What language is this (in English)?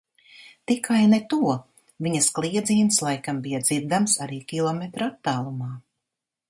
Latvian